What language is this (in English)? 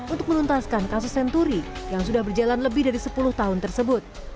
Indonesian